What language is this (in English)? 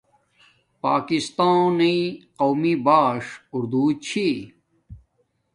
Domaaki